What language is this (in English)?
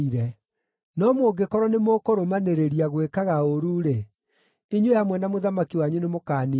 Kikuyu